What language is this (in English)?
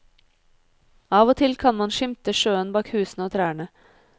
Norwegian